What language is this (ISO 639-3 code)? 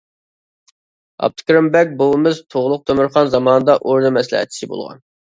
uig